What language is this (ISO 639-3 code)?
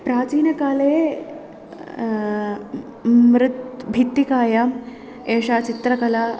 san